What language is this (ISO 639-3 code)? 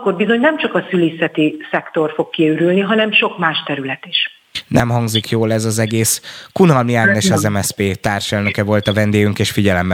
hun